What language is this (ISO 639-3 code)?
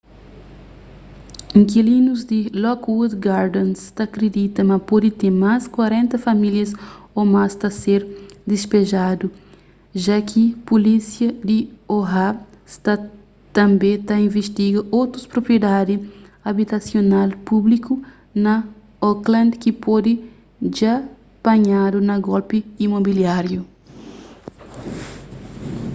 kea